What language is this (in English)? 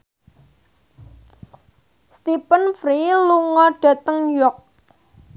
Javanese